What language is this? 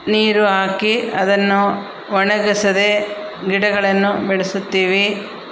Kannada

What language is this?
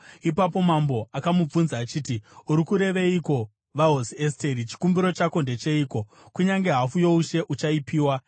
Shona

